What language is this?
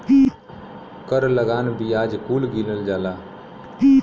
Bhojpuri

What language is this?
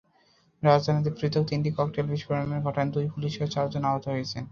Bangla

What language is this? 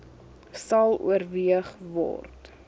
Afrikaans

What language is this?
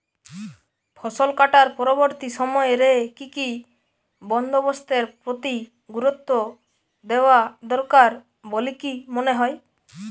Bangla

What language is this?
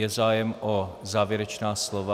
Czech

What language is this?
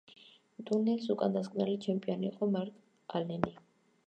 Georgian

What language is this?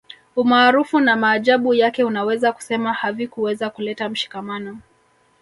Swahili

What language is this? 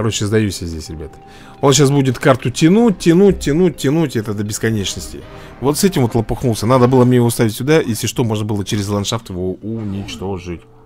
Russian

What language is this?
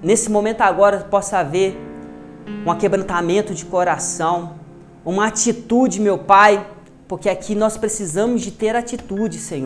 Portuguese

